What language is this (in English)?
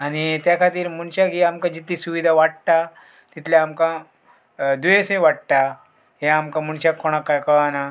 Konkani